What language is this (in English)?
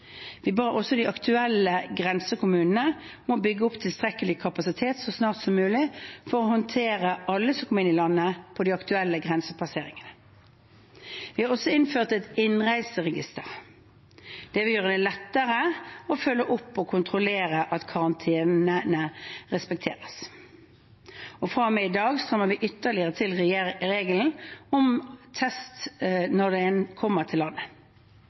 Norwegian Bokmål